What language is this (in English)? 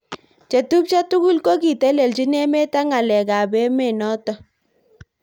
Kalenjin